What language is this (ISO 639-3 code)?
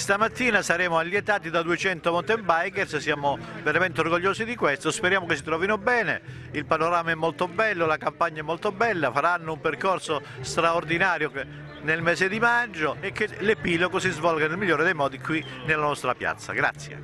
ita